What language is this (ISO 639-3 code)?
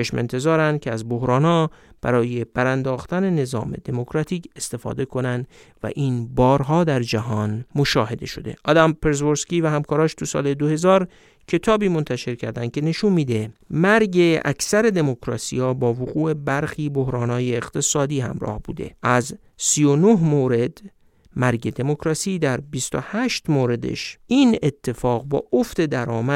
fas